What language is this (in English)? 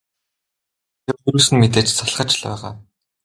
Mongolian